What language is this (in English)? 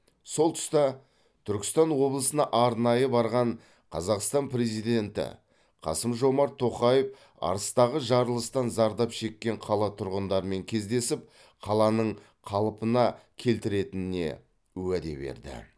Kazakh